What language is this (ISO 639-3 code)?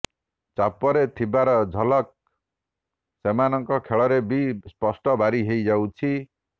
ori